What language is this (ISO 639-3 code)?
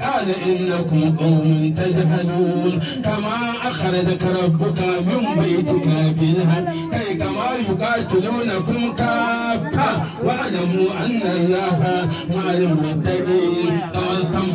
ara